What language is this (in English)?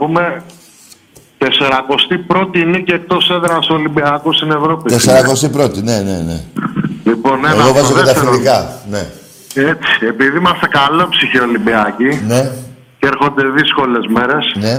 Greek